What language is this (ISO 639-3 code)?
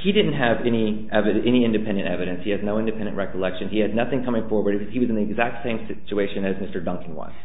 eng